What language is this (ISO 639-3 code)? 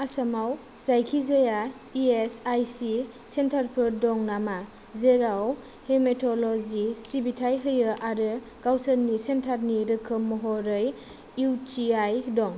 brx